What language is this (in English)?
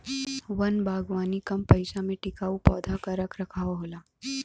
Bhojpuri